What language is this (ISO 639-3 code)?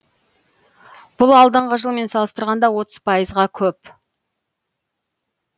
kaz